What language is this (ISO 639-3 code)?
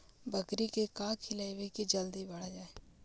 mag